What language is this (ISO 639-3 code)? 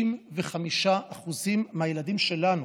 heb